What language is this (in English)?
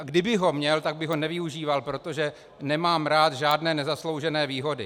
Czech